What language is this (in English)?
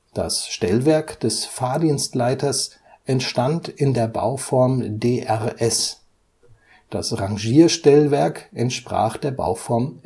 German